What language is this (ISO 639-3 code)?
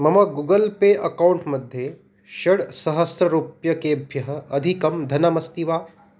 san